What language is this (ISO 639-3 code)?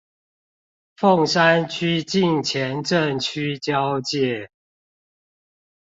zho